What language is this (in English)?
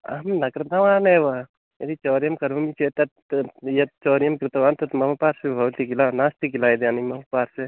Sanskrit